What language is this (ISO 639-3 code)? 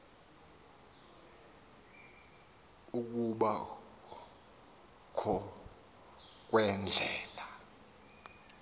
xho